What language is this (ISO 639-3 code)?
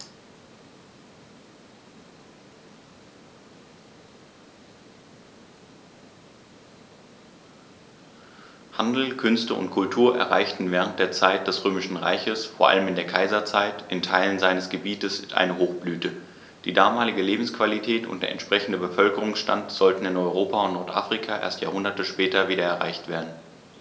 deu